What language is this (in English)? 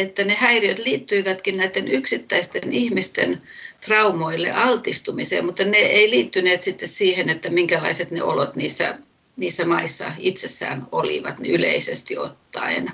Finnish